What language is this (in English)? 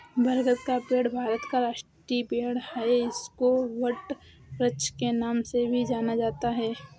Hindi